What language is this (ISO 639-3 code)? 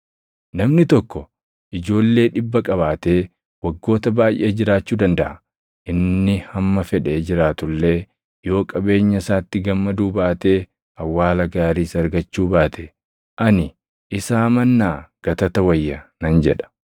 orm